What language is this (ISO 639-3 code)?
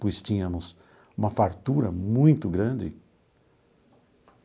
por